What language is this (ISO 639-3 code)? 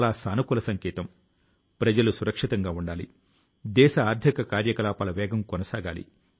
tel